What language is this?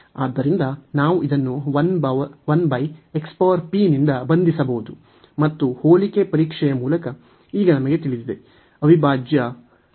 Kannada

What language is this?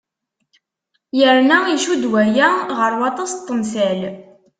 Kabyle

